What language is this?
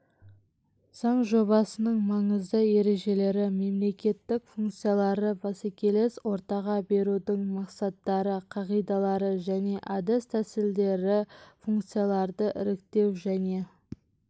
Kazakh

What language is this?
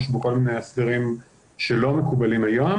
Hebrew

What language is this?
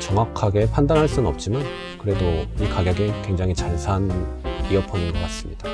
Korean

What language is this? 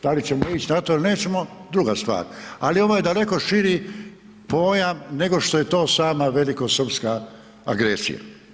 Croatian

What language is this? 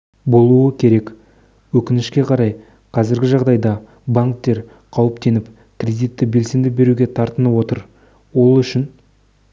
Kazakh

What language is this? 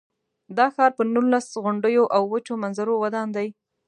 Pashto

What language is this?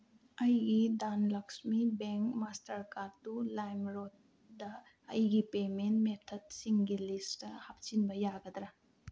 Manipuri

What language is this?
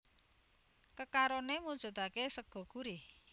Javanese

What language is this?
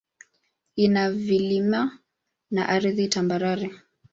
Swahili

